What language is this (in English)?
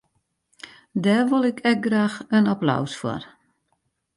Western Frisian